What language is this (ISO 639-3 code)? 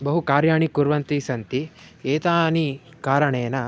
san